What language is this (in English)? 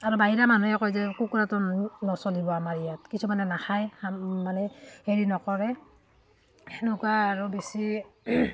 Assamese